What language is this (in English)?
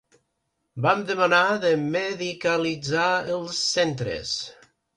Catalan